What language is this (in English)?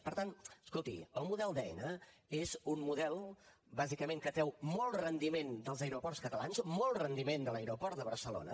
Catalan